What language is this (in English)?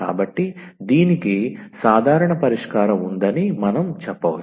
Telugu